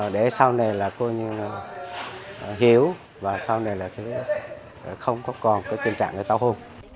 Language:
Vietnamese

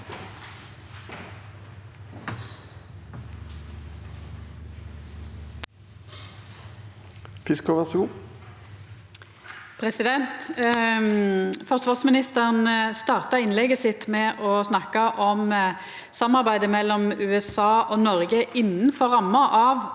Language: Norwegian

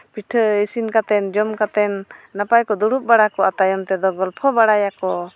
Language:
Santali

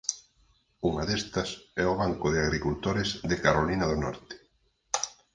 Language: Galician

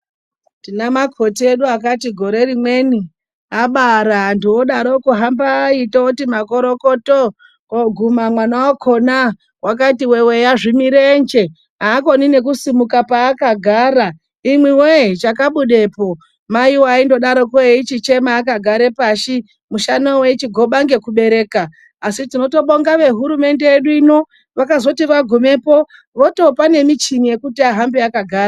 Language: Ndau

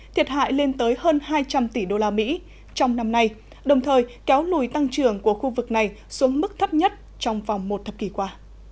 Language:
Vietnamese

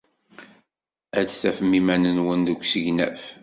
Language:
Kabyle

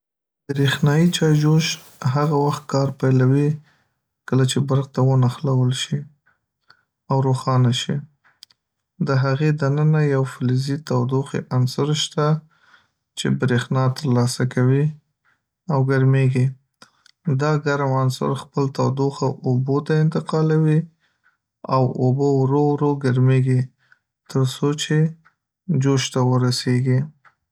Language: Pashto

